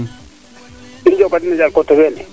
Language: Serer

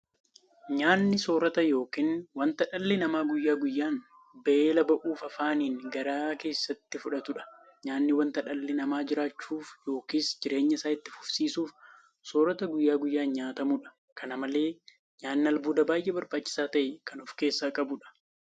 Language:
Oromo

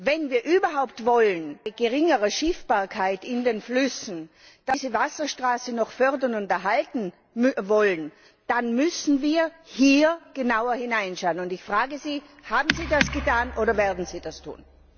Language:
German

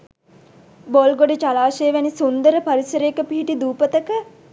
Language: Sinhala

